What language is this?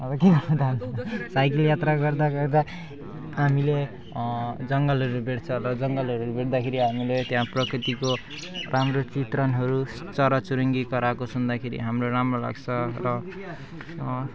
Nepali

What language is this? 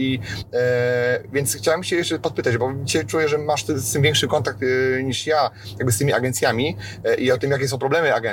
Polish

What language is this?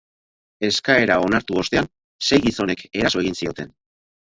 Basque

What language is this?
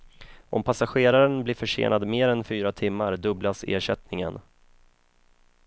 Swedish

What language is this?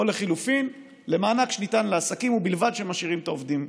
Hebrew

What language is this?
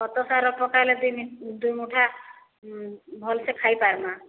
Odia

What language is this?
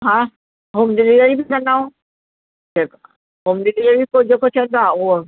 Sindhi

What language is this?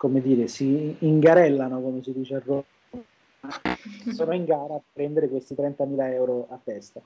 Italian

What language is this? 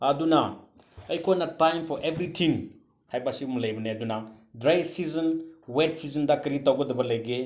Manipuri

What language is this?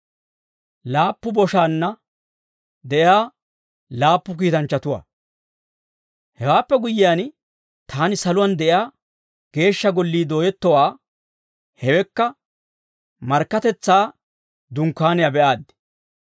Dawro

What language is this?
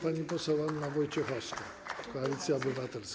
Polish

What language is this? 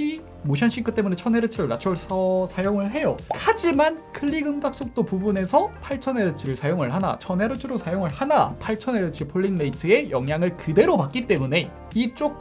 Korean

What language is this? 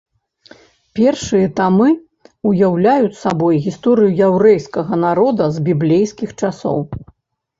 Belarusian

